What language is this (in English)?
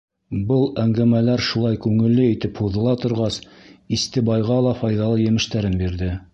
Bashkir